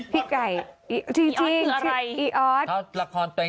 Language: Thai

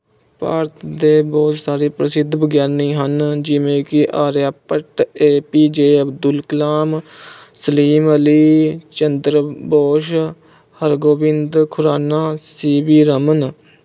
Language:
Punjabi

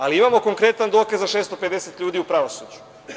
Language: Serbian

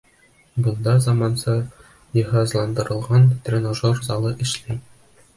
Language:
Bashkir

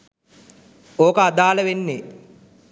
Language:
Sinhala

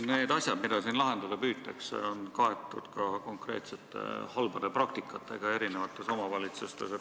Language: Estonian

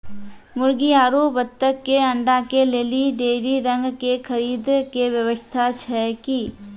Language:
Maithili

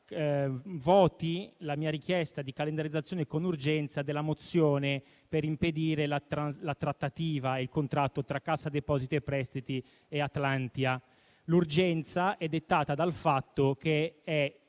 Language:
Italian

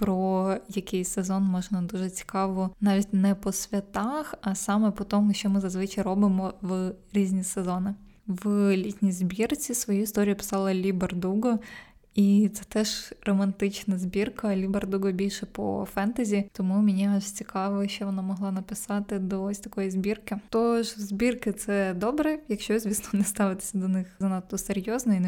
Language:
Ukrainian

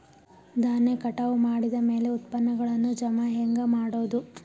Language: Kannada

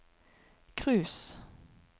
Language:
Norwegian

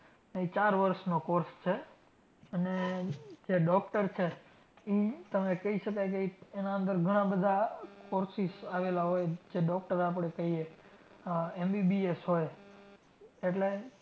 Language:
Gujarati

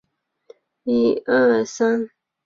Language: Chinese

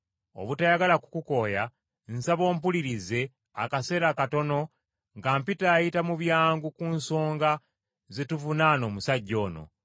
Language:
Ganda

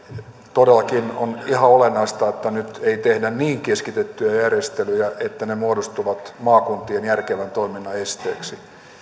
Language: Finnish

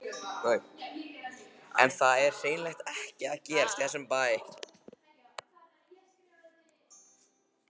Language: Icelandic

